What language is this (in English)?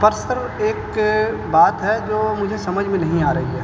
Urdu